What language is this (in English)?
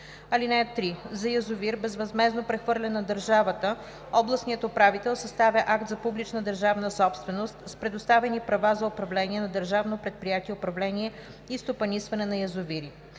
Bulgarian